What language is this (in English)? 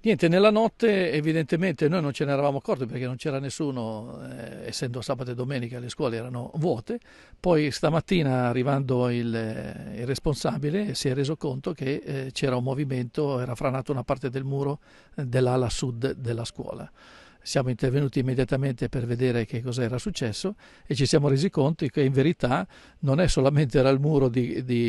Italian